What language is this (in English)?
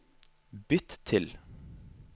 Norwegian